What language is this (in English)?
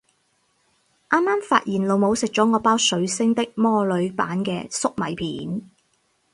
Cantonese